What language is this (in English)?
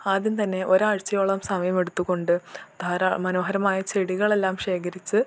Malayalam